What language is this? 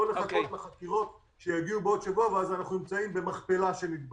Hebrew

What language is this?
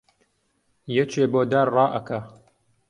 Central Kurdish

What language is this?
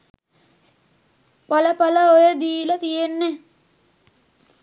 Sinhala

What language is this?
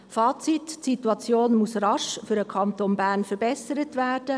Swiss German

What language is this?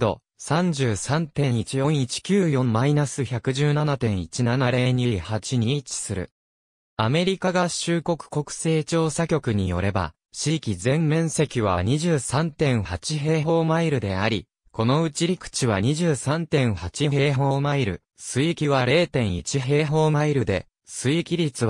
Japanese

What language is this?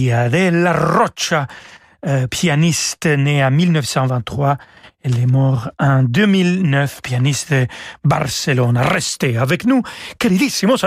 French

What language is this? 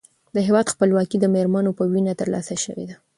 Pashto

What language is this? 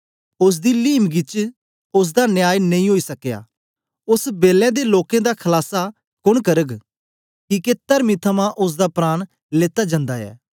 Dogri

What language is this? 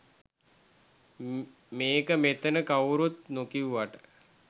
Sinhala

